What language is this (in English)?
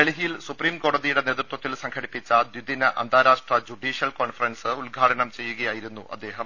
Malayalam